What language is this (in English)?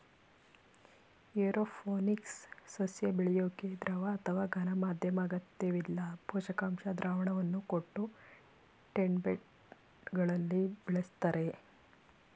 Kannada